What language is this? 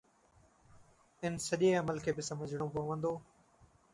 Sindhi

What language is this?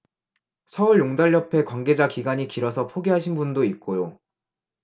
Korean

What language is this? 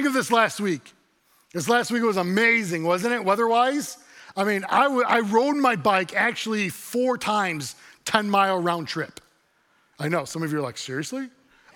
English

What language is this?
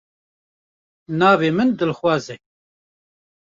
Kurdish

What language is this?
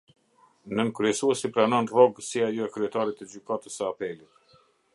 Albanian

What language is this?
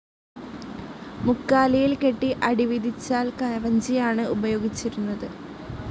Malayalam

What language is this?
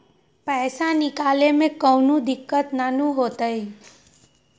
Magahi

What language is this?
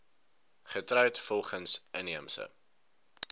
Afrikaans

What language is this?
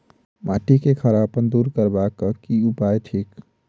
Maithili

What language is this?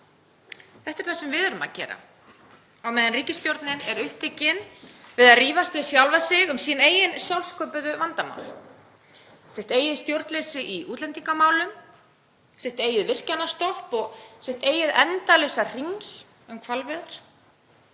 Icelandic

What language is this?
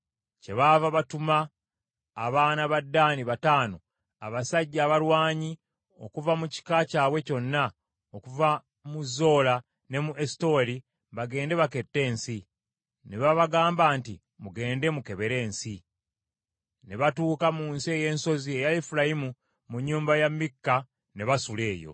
Ganda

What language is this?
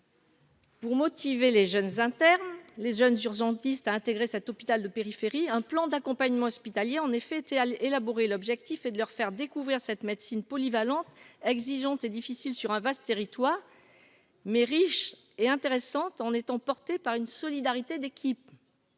French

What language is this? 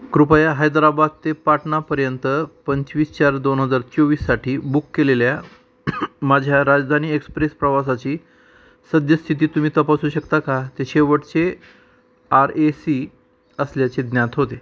Marathi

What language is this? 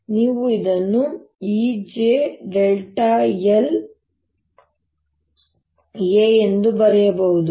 Kannada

